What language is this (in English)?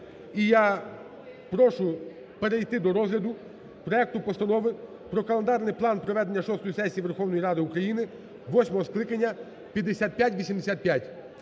Ukrainian